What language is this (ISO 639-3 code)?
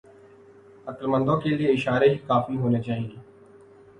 urd